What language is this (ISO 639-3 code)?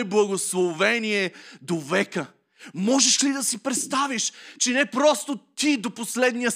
bul